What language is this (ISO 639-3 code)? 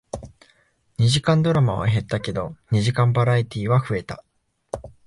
jpn